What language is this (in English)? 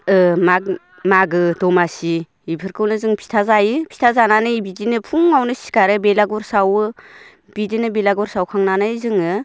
Bodo